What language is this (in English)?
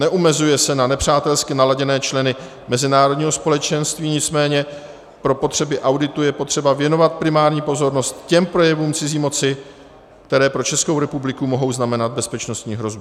Czech